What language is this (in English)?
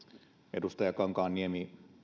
Finnish